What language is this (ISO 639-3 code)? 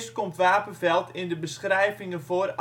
nld